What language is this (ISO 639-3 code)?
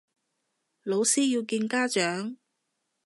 yue